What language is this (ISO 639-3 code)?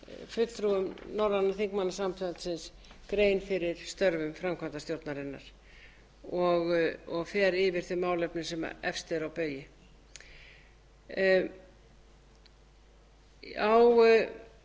isl